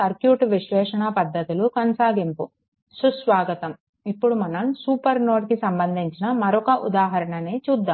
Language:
Telugu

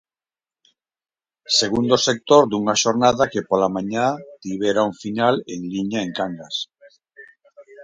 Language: Galician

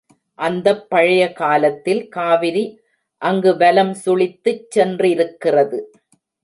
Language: Tamil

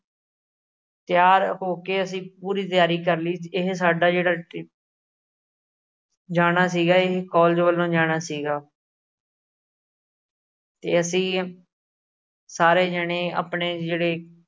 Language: Punjabi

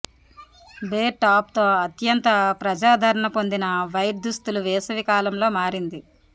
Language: Telugu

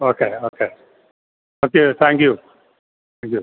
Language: Malayalam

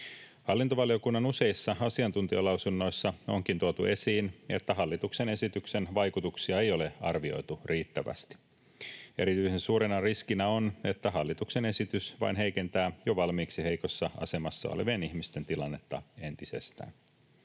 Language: Finnish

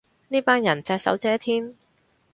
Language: Cantonese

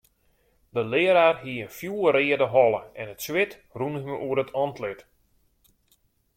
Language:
Western Frisian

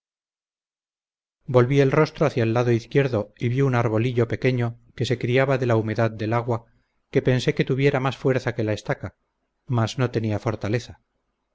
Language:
Spanish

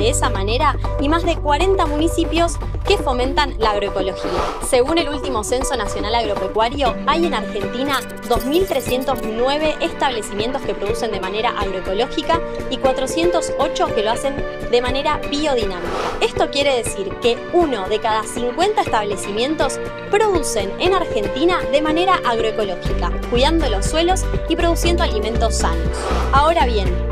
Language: Spanish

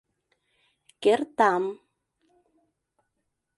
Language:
Mari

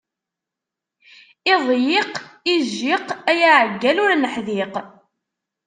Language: Kabyle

